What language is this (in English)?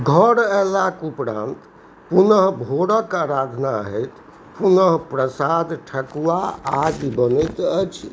Maithili